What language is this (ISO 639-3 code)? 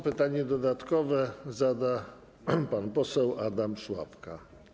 pol